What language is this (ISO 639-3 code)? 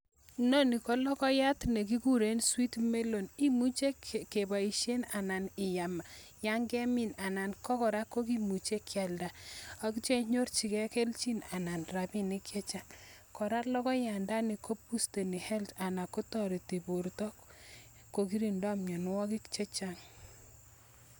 kln